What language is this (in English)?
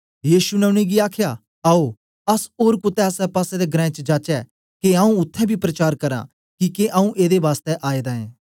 Dogri